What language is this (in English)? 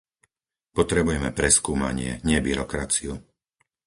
Slovak